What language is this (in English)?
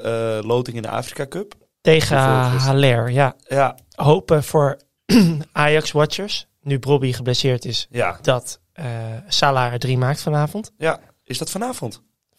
Dutch